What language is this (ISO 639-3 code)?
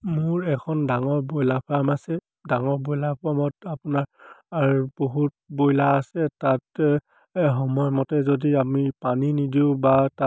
asm